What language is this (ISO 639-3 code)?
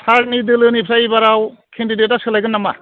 brx